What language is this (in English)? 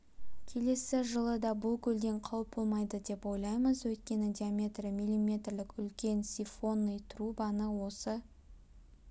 Kazakh